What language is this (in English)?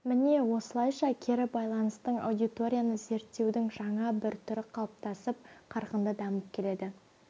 Kazakh